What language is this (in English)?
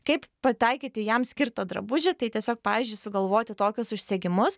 Lithuanian